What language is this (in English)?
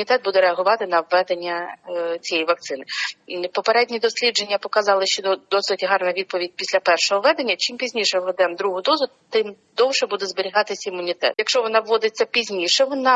Ukrainian